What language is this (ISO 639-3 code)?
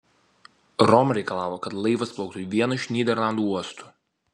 lit